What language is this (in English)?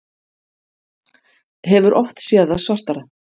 Icelandic